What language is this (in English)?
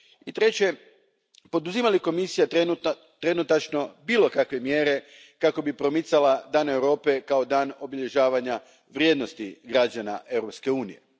Croatian